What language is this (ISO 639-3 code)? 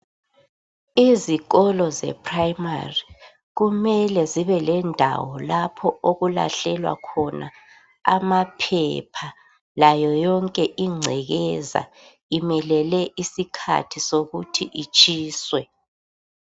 nde